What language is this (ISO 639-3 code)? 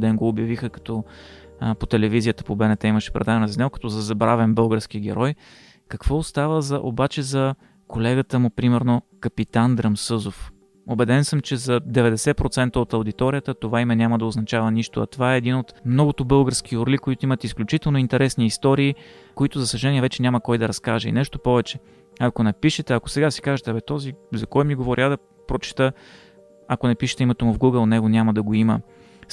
bul